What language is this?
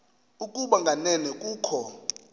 Xhosa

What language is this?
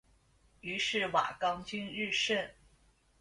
Chinese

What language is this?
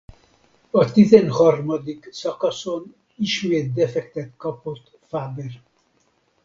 Hungarian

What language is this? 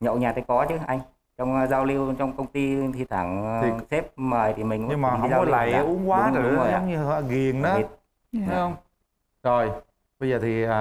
Vietnamese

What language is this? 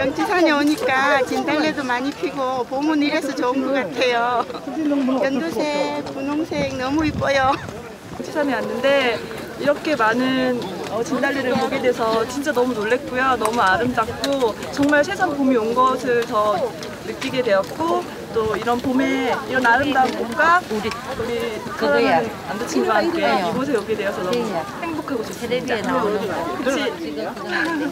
Korean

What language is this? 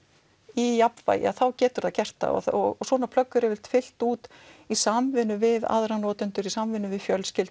Icelandic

